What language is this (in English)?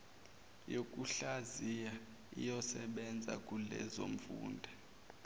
Zulu